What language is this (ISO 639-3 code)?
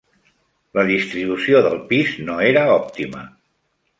cat